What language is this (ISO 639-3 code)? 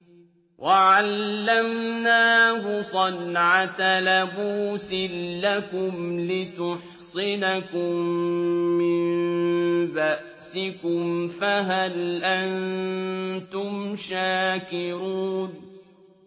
ara